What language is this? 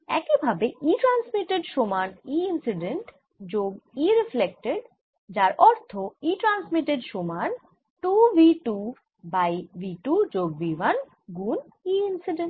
Bangla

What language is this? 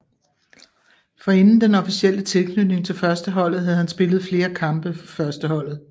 Danish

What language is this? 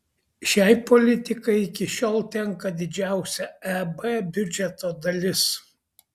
Lithuanian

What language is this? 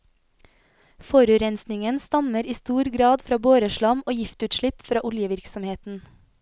Norwegian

